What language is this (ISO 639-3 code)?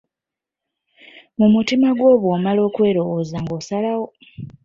lug